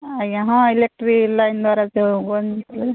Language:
Odia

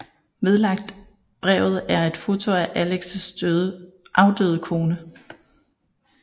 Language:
Danish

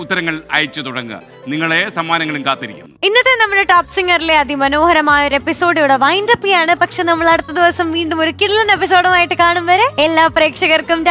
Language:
Malayalam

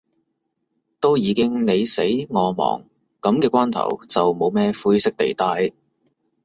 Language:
Cantonese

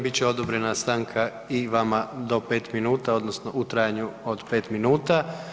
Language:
Croatian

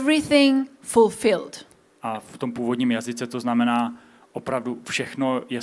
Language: Czech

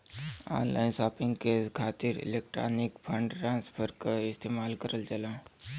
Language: Bhojpuri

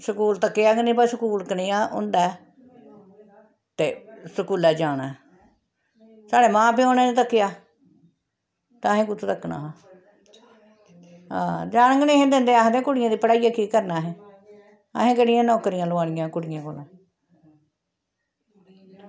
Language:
Dogri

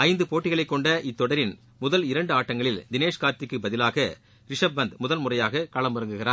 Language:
Tamil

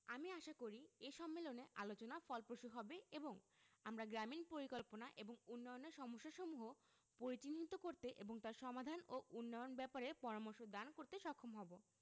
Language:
Bangla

